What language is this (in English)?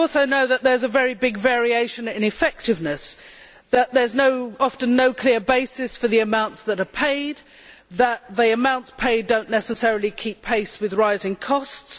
English